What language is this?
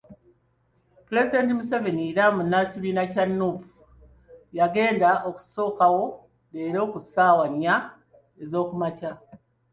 Ganda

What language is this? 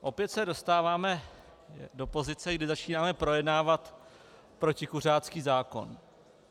Czech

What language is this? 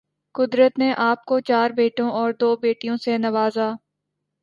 Urdu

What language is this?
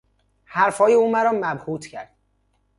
Persian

